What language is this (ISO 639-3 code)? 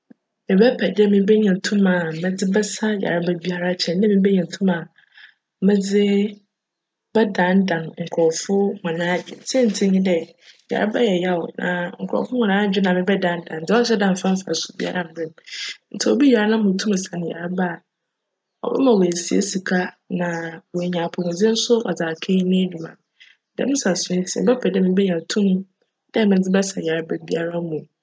aka